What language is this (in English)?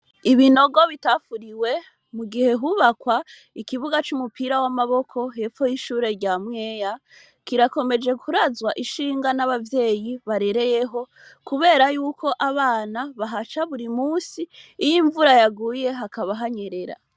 Rundi